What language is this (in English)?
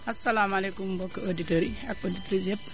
Wolof